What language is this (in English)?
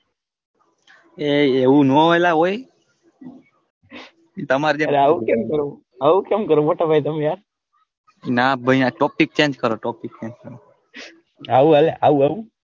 Gujarati